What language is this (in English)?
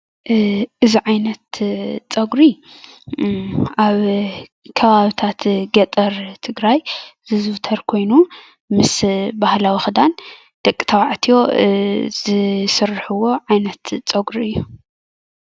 Tigrinya